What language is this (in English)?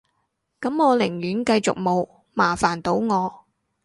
Cantonese